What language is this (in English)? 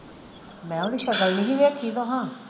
Punjabi